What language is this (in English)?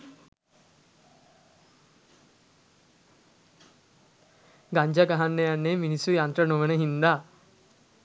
Sinhala